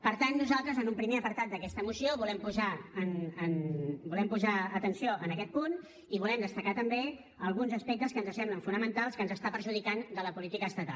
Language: Catalan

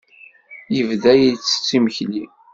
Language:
Kabyle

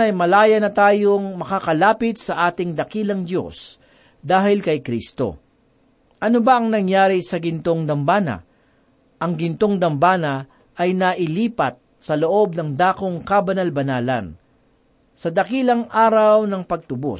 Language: Filipino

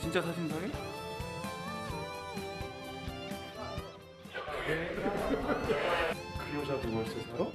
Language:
Korean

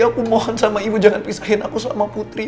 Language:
Indonesian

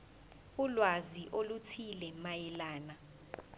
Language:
Zulu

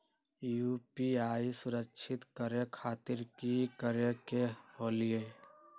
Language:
Magahi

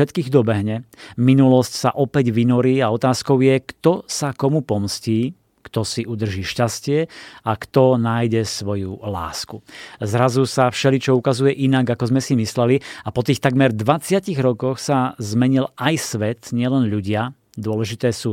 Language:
Slovak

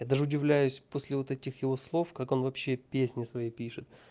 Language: Russian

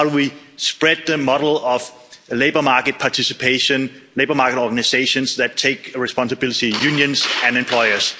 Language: English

